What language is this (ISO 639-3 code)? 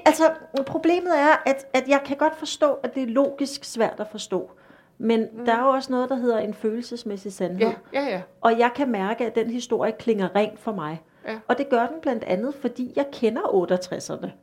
dan